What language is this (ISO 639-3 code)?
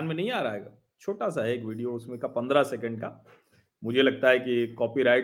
hin